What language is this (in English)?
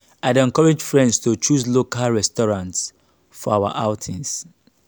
Nigerian Pidgin